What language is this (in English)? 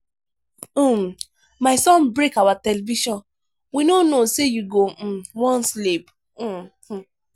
Nigerian Pidgin